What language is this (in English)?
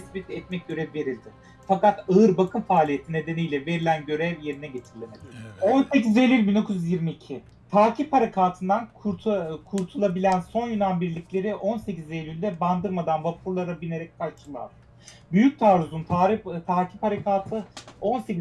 Turkish